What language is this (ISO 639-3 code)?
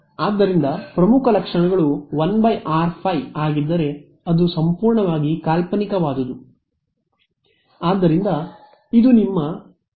kan